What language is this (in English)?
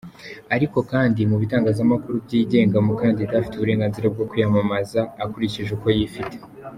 Kinyarwanda